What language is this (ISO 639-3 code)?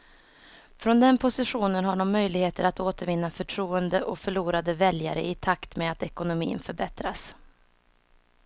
swe